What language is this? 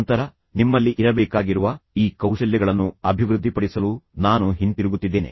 Kannada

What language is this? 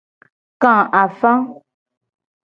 Gen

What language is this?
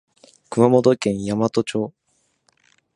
Japanese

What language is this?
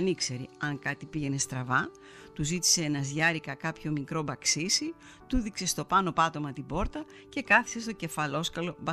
Greek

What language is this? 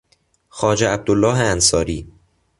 Persian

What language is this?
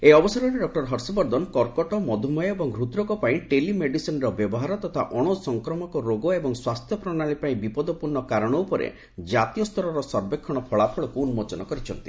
Odia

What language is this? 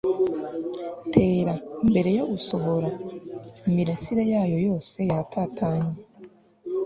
Kinyarwanda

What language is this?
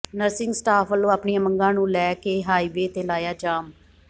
Punjabi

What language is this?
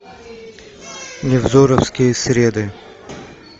Russian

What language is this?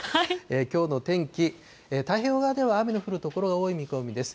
Japanese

